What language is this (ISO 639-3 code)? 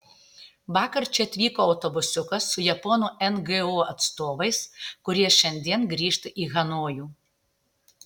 lit